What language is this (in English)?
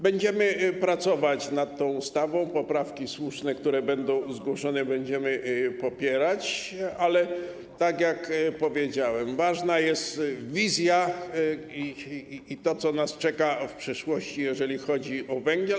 Polish